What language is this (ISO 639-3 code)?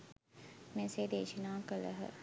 sin